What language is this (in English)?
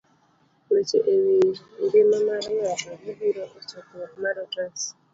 Luo (Kenya and Tanzania)